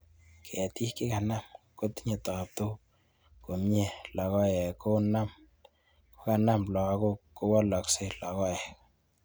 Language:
Kalenjin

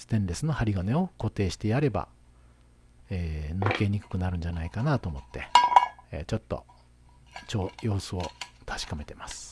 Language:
Japanese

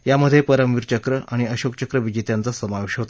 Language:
Marathi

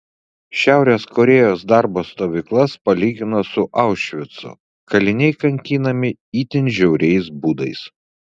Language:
Lithuanian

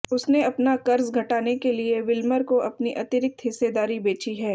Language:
Hindi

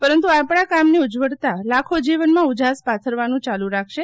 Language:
Gujarati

